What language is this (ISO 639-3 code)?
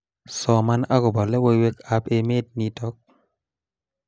kln